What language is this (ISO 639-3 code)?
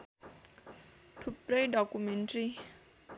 nep